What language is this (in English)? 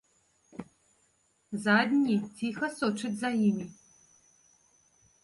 Belarusian